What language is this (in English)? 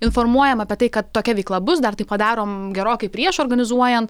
Lithuanian